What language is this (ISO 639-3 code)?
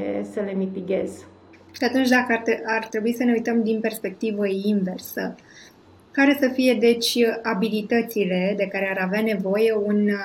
ron